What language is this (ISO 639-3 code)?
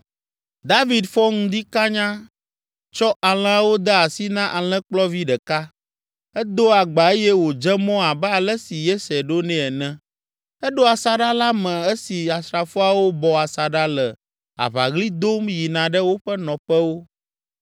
ewe